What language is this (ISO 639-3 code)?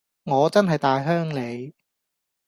yue